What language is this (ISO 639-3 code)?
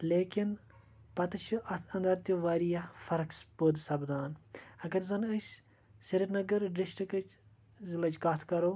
kas